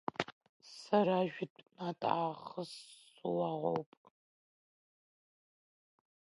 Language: Abkhazian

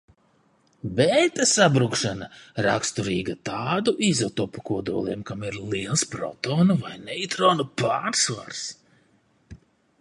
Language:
Latvian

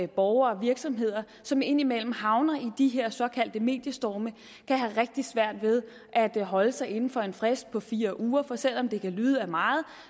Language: Danish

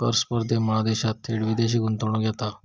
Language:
Marathi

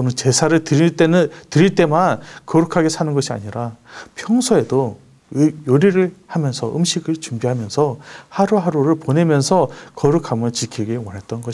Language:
Korean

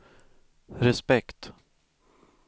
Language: Swedish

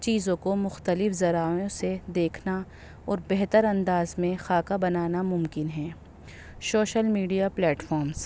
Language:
Urdu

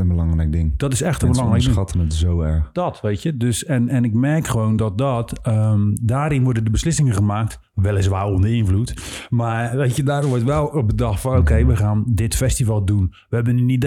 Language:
Dutch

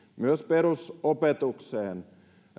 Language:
Finnish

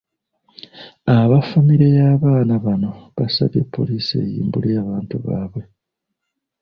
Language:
Ganda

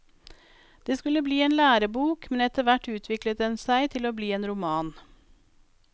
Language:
Norwegian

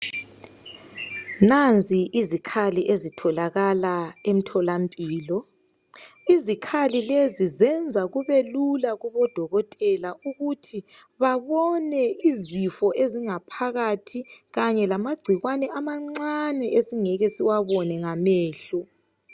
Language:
North Ndebele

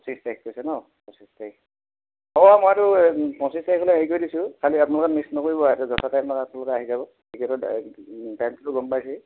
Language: Assamese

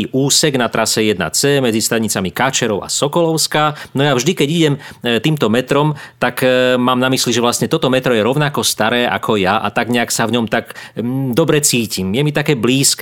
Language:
Slovak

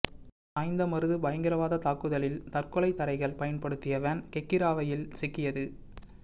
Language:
Tamil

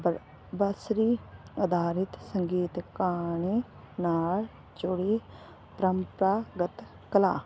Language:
Punjabi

